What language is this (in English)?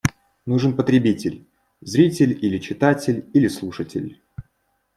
Russian